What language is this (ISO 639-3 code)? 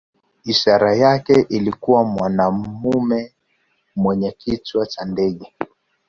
swa